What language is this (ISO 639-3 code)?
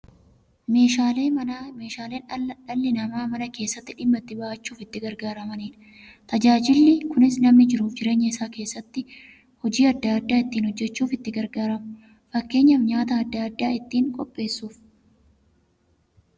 orm